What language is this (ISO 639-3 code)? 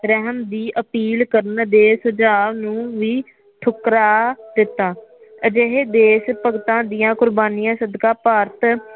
pan